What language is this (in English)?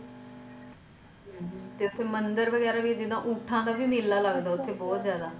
Punjabi